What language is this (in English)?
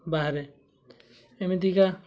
Odia